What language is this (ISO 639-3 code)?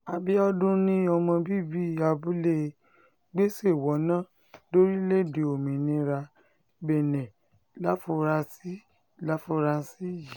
yor